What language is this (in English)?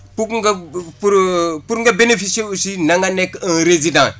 Wolof